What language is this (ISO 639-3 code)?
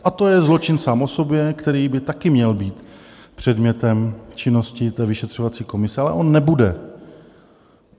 ces